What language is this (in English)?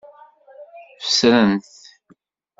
Kabyle